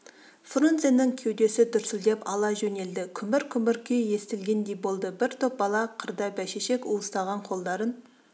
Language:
Kazakh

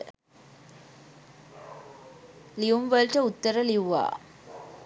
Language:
Sinhala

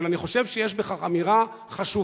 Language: Hebrew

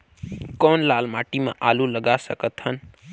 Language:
Chhattisgarhi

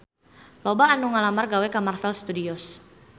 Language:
Sundanese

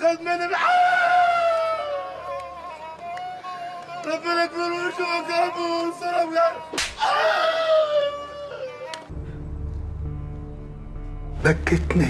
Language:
Arabic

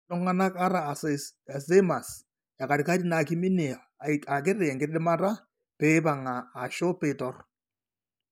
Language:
Masai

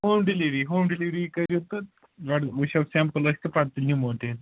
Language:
Kashmiri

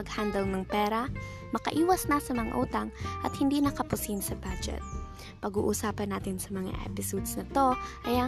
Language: Filipino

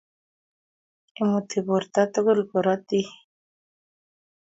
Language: Kalenjin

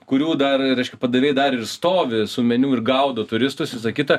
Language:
Lithuanian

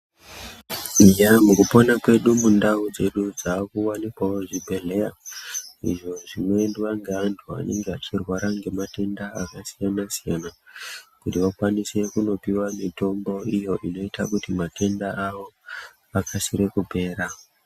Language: Ndau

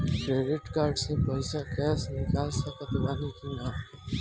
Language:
Bhojpuri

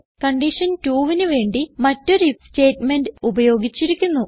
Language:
Malayalam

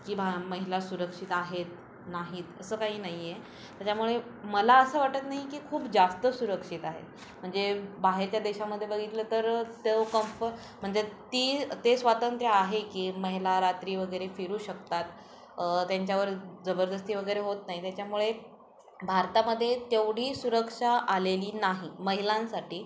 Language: Marathi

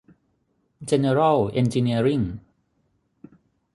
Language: Thai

